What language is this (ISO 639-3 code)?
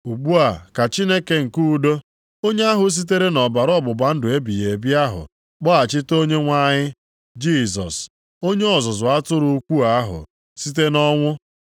ibo